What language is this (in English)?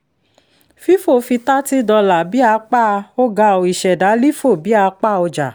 Yoruba